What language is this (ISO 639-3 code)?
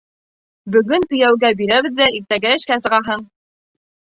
bak